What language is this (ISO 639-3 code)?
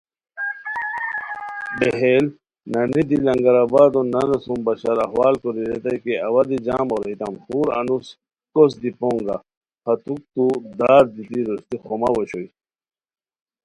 khw